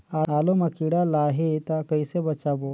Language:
Chhattisgarhi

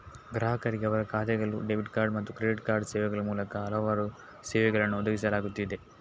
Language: Kannada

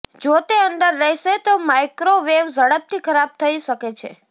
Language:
Gujarati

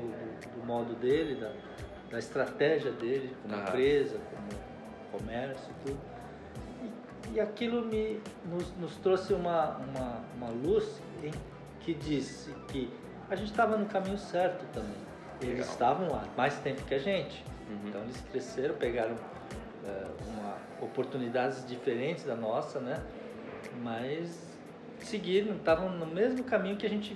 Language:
Portuguese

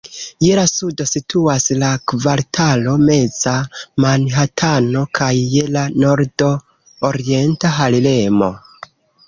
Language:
Esperanto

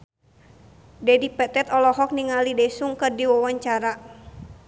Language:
Sundanese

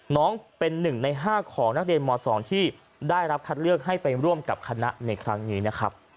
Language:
Thai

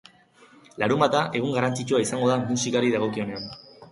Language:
Basque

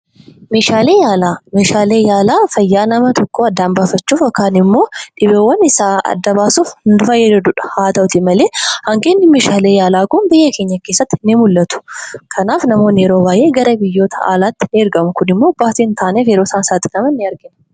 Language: Oromo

